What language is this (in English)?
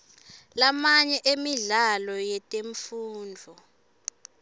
Swati